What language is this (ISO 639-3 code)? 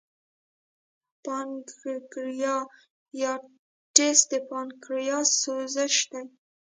pus